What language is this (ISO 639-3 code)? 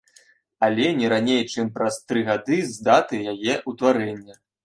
bel